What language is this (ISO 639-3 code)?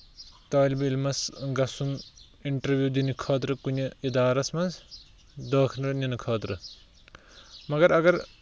kas